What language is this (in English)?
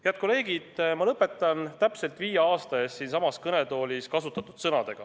Estonian